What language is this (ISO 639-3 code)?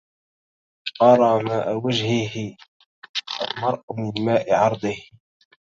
ara